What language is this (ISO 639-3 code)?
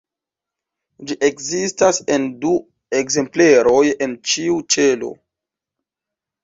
epo